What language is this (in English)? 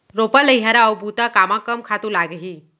Chhattisgarhi